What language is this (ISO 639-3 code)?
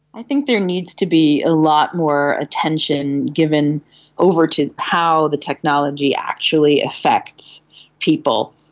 eng